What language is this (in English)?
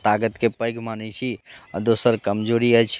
Maithili